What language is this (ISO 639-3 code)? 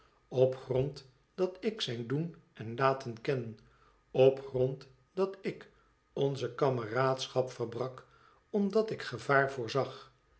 nld